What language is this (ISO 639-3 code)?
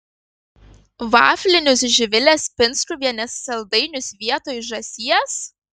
lit